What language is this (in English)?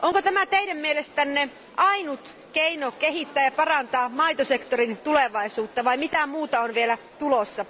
Finnish